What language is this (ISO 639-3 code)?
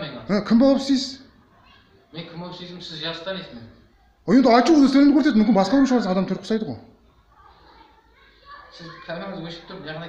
tur